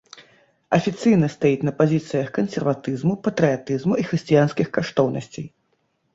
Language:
Belarusian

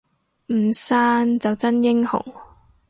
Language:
Cantonese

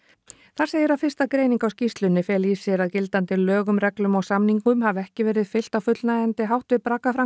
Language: Icelandic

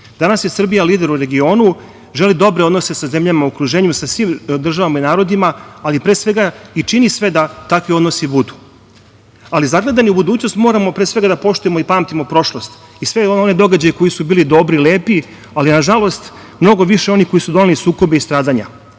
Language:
Serbian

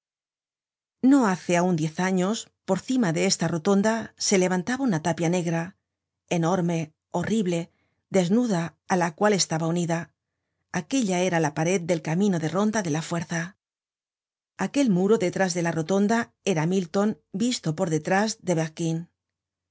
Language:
Spanish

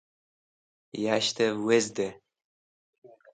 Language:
Wakhi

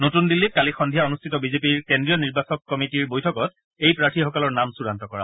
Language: Assamese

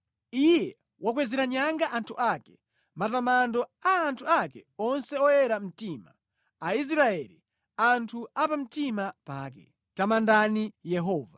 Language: Nyanja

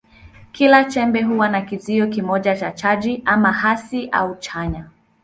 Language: Swahili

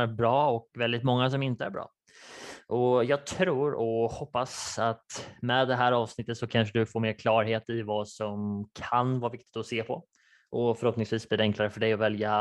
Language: Swedish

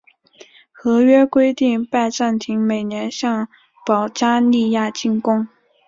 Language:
Chinese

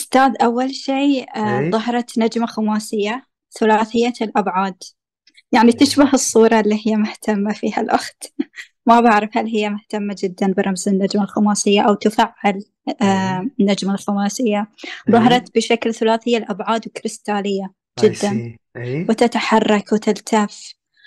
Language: Arabic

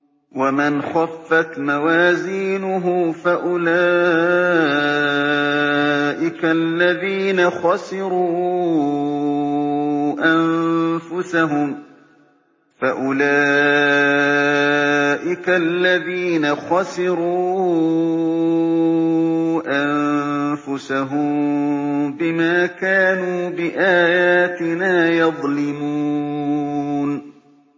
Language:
Arabic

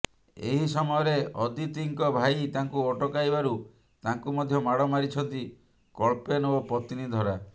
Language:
Odia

